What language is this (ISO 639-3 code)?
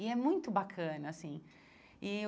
por